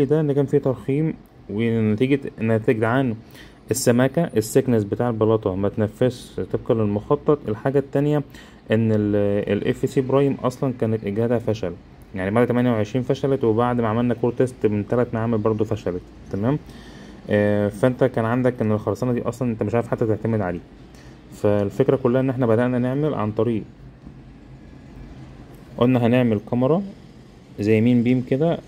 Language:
Arabic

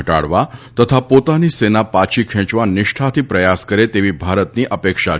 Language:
Gujarati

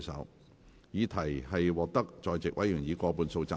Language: Cantonese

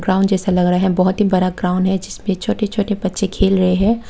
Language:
Hindi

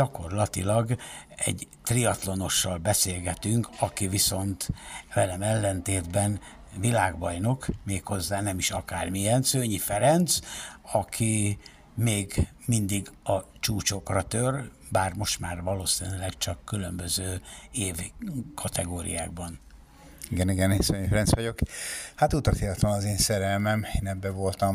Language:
Hungarian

